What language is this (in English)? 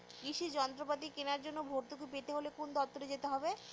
Bangla